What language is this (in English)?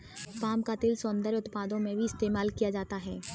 Hindi